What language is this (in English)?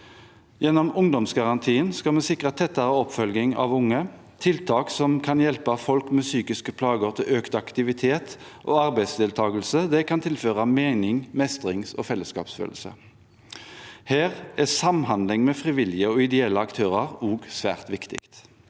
Norwegian